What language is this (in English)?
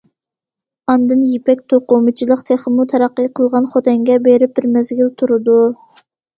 Uyghur